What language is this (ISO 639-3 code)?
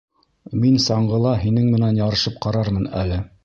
bak